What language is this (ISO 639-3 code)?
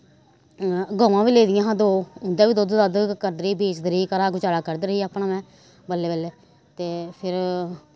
doi